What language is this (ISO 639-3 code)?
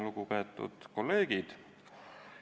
est